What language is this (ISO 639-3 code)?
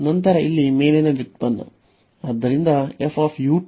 kan